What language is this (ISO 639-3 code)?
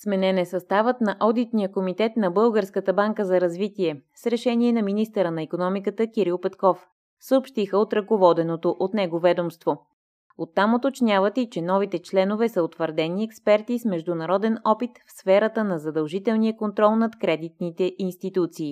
bul